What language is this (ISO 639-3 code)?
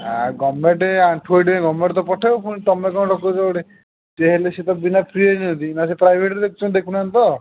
ori